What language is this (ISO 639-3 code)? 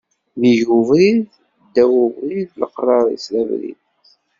kab